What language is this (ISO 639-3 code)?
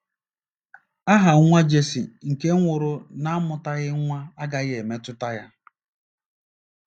ibo